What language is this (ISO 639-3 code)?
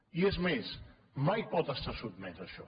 cat